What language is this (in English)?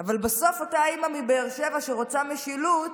Hebrew